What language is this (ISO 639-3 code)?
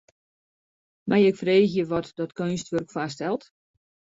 fry